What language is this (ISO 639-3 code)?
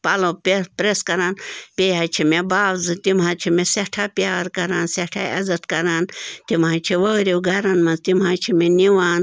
kas